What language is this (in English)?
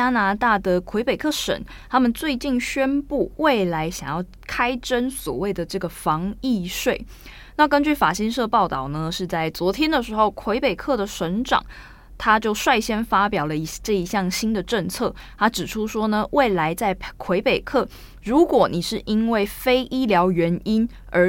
Chinese